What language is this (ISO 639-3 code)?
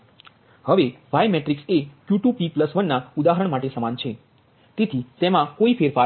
guj